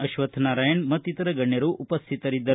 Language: Kannada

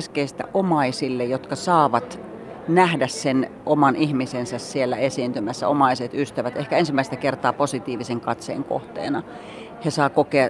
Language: Finnish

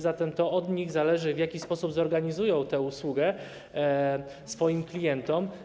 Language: Polish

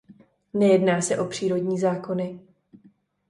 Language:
Czech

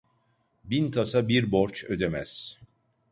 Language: Turkish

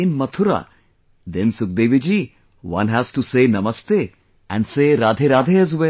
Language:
English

